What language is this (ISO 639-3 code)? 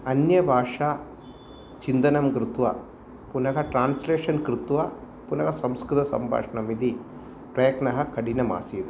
san